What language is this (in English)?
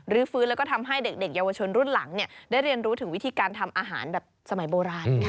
Thai